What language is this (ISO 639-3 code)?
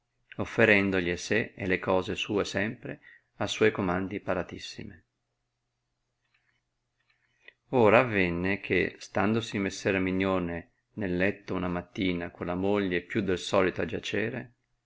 ita